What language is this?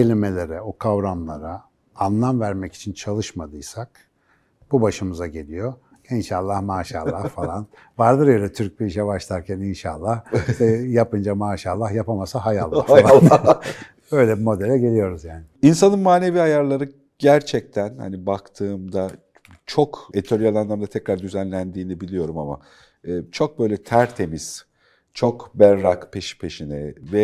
Turkish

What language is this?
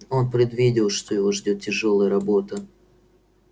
Russian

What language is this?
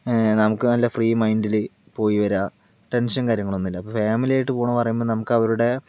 Malayalam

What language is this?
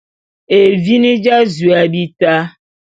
Bulu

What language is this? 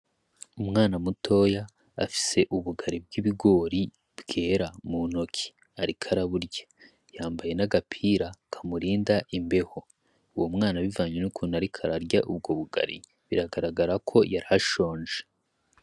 Rundi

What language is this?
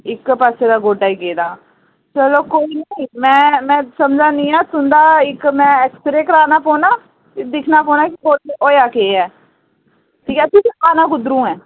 Dogri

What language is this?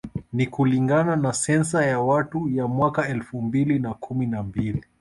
Swahili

